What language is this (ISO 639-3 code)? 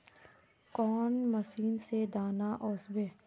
mag